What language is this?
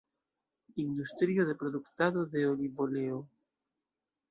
Esperanto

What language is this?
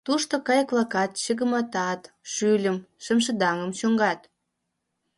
Mari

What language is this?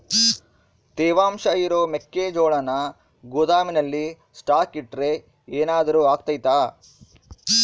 Kannada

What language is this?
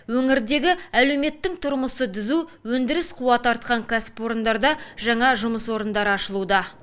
Kazakh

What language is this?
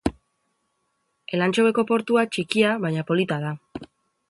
Basque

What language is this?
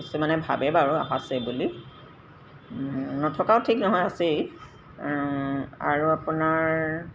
Assamese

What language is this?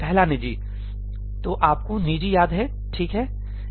Hindi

